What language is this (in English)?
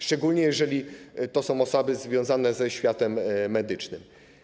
Polish